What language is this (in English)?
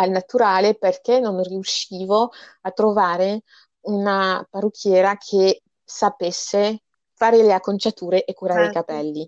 Italian